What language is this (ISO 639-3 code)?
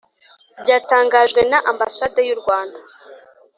kin